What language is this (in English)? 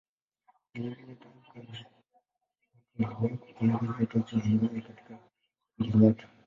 Swahili